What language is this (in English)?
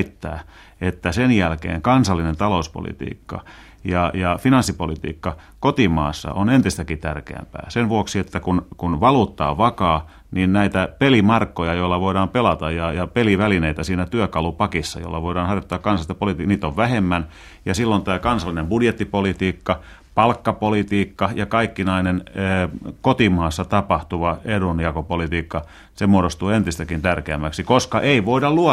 Finnish